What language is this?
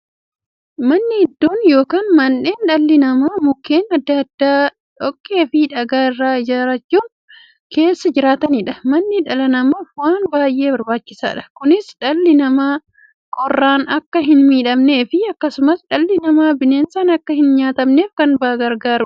Oromo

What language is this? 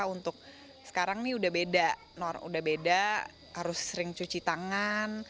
Indonesian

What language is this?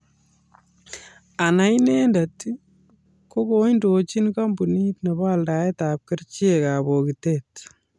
Kalenjin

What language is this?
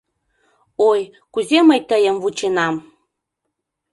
Mari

